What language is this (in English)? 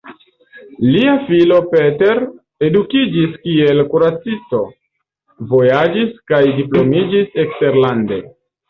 Esperanto